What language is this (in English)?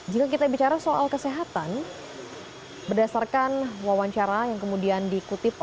Indonesian